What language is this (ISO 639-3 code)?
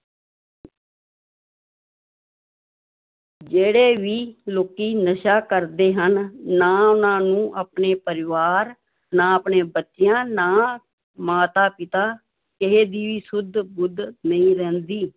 pan